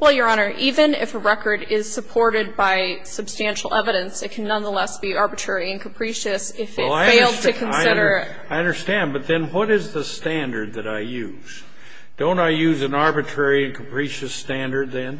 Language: English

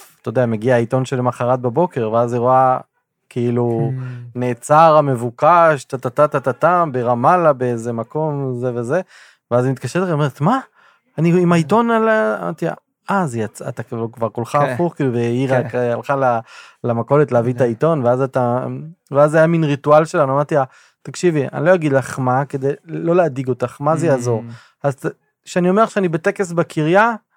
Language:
Hebrew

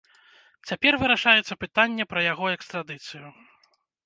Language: Belarusian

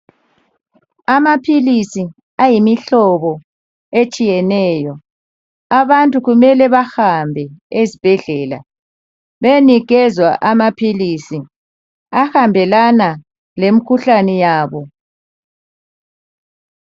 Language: North Ndebele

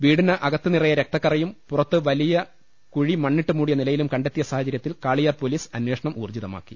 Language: Malayalam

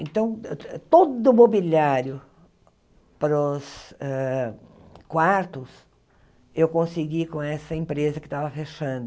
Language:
Portuguese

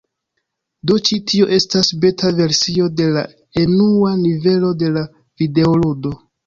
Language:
Esperanto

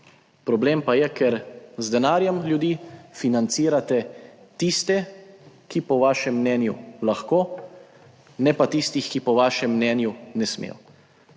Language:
Slovenian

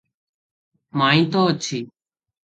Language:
Odia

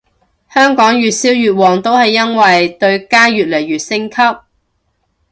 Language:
Cantonese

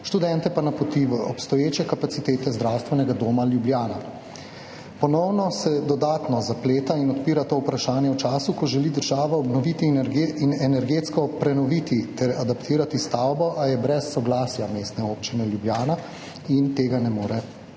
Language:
Slovenian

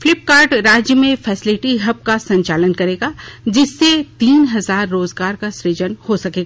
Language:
Hindi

